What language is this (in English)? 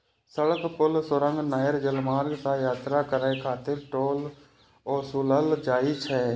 Maithili